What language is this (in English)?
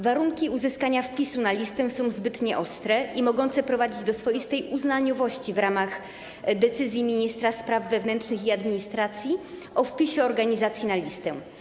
Polish